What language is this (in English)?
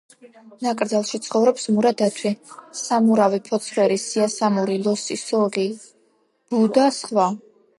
Georgian